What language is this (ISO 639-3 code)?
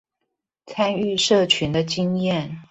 zho